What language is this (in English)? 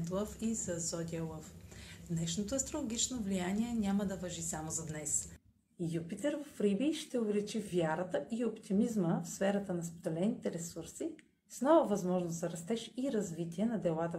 Bulgarian